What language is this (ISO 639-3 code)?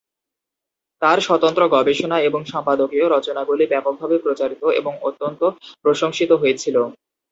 ben